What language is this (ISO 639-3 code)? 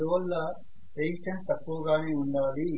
tel